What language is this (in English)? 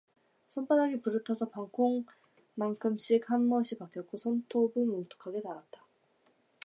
Korean